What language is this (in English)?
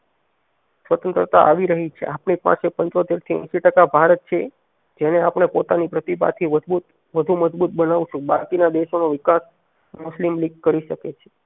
Gujarati